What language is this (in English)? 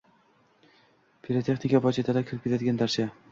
Uzbek